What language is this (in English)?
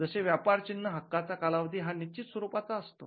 Marathi